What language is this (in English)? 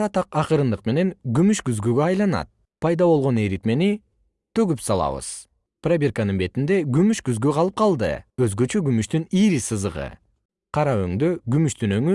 Kyrgyz